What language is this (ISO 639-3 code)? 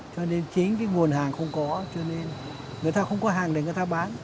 vie